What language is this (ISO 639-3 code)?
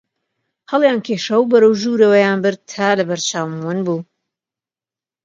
ckb